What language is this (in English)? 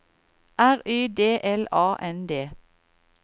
Norwegian